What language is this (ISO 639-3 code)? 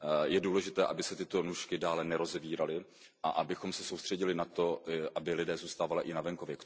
ces